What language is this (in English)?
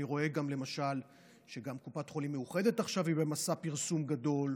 Hebrew